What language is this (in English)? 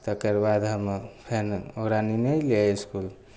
Maithili